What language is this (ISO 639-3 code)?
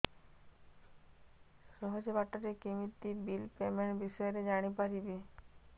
ori